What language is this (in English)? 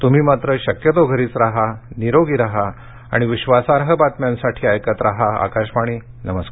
Marathi